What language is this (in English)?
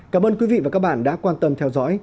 Vietnamese